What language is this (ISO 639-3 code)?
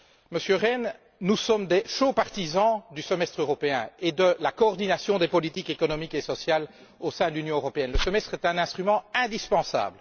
fra